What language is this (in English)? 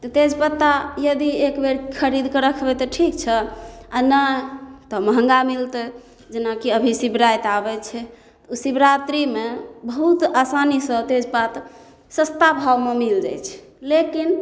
Maithili